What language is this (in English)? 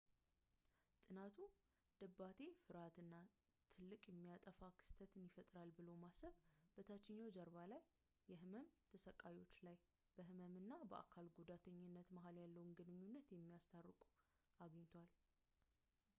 Amharic